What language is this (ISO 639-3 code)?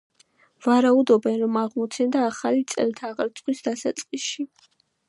kat